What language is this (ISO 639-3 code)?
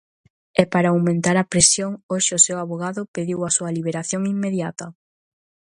glg